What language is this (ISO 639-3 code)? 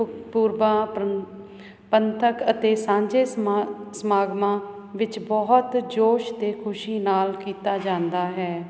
pan